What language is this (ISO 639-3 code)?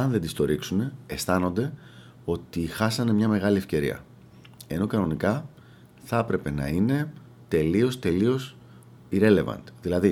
ell